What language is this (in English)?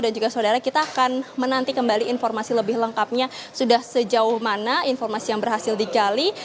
Indonesian